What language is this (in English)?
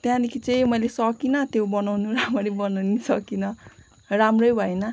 Nepali